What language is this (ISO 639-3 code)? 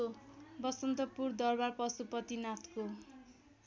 nep